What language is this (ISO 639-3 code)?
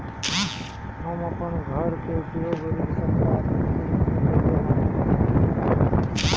bho